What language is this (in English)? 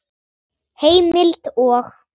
Icelandic